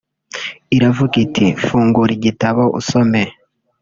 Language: Kinyarwanda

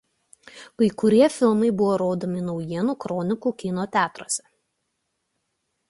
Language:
Lithuanian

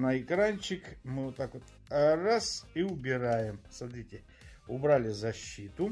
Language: Russian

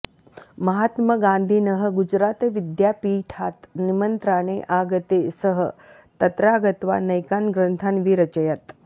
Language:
Sanskrit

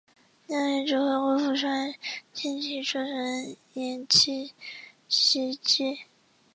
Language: Chinese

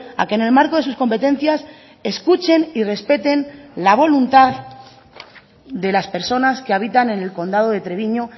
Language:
Spanish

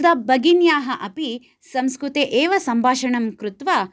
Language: Sanskrit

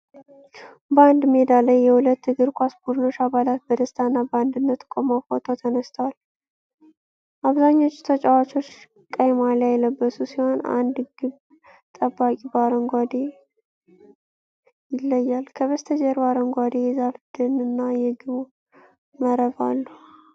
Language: Amharic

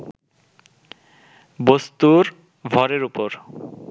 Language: Bangla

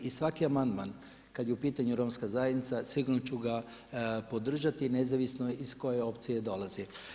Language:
Croatian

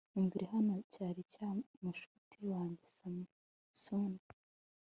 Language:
Kinyarwanda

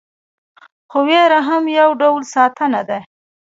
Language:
Pashto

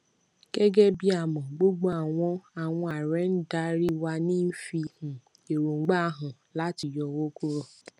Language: Yoruba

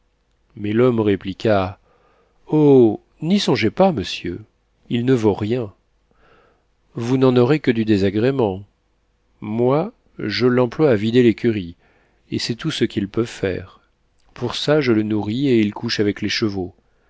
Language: French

